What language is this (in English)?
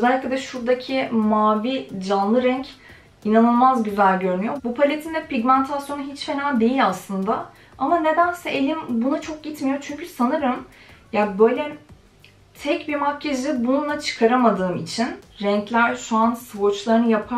Turkish